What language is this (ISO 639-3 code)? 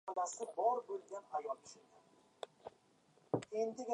uzb